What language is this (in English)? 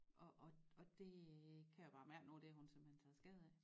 Danish